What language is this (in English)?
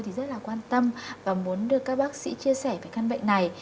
Vietnamese